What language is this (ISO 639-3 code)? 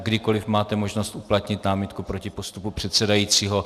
ces